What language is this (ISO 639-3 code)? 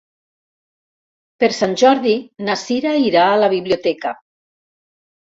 cat